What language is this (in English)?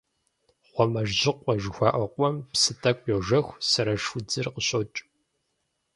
Kabardian